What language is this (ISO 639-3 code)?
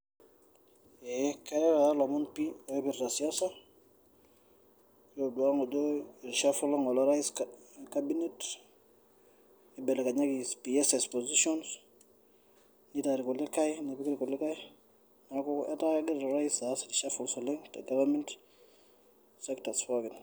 mas